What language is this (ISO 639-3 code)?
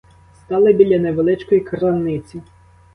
ukr